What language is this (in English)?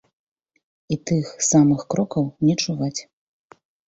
Belarusian